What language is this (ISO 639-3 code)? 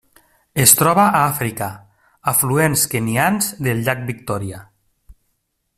cat